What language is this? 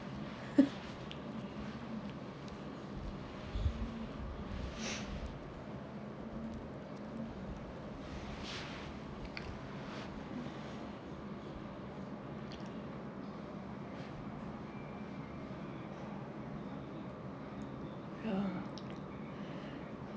English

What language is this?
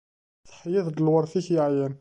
Kabyle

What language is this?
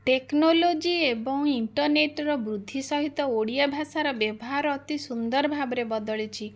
Odia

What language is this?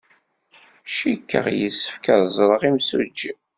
Kabyle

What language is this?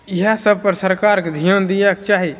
Maithili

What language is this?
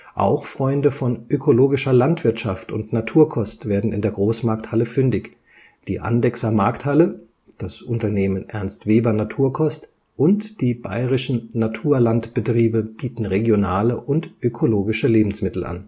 German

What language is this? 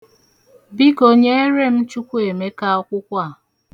Igbo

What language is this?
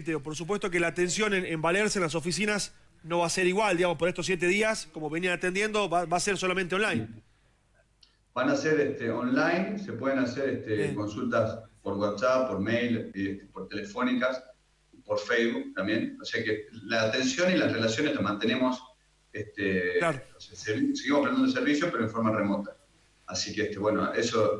Spanish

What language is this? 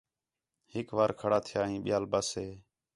Khetrani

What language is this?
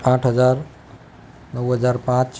Gujarati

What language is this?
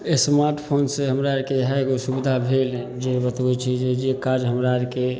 Maithili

